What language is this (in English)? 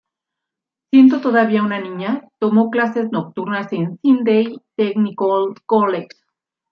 Spanish